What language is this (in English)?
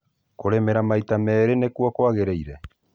Kikuyu